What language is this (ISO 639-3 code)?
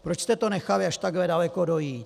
ces